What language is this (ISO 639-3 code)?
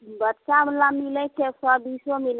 mai